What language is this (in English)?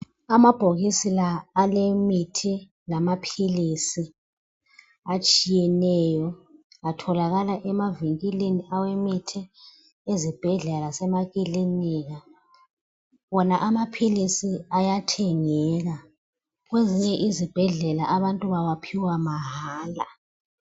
North Ndebele